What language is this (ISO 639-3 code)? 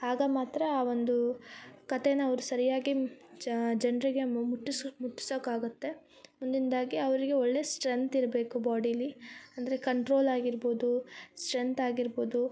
kan